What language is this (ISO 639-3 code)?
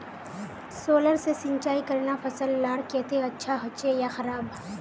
mag